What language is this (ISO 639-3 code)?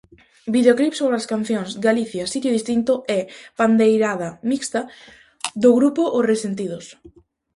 glg